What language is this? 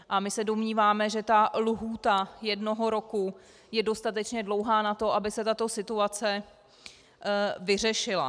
Czech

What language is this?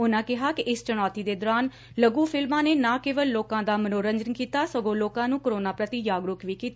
Punjabi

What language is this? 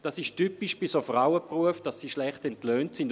Swiss German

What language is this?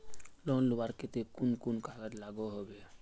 Magahi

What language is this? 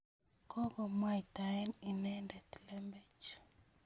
Kalenjin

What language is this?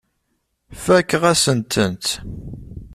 Kabyle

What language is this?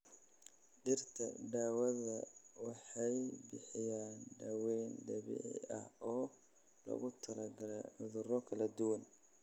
Somali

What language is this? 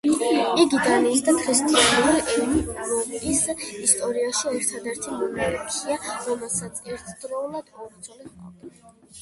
Georgian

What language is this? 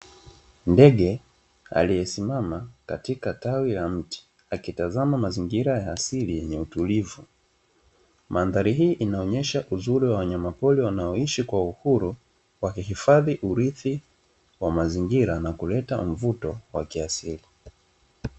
Swahili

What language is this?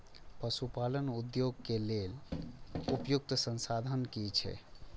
Maithili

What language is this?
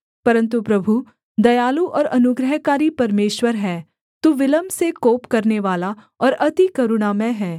Hindi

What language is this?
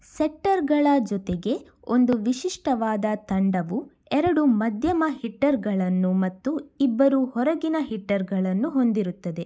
Kannada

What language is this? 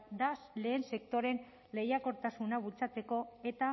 Basque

